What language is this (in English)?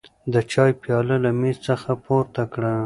Pashto